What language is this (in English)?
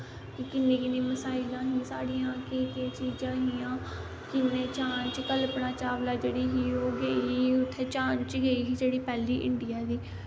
Dogri